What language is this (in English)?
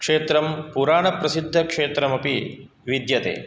Sanskrit